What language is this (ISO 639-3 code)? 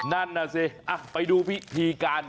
tha